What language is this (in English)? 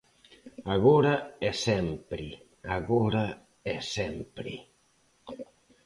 Galician